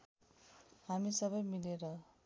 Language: Nepali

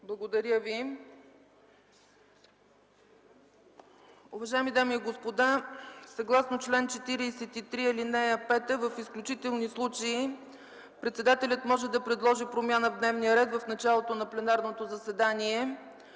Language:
Bulgarian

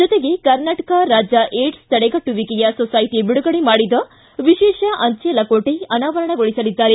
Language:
Kannada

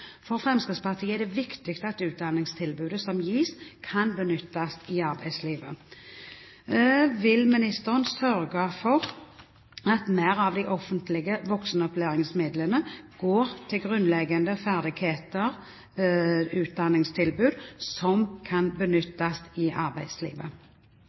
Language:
Norwegian Bokmål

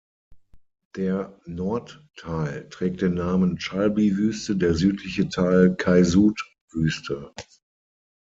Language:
German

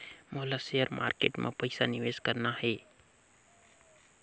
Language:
Chhattisgarhi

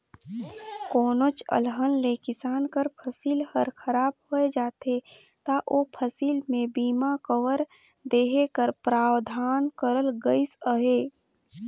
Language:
Chhattisgarhi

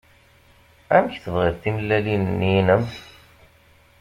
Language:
Kabyle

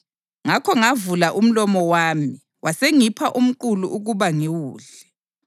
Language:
North Ndebele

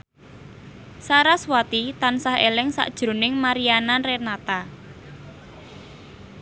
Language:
Javanese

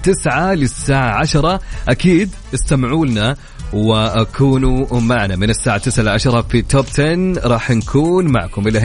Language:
Arabic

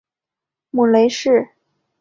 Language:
Chinese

